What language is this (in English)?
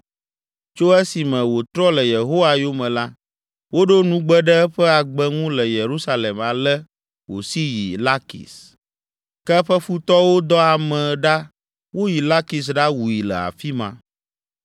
Ewe